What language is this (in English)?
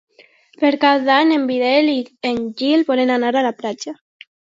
Catalan